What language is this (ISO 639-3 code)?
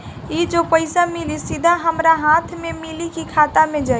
bho